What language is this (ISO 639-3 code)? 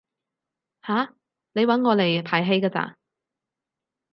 yue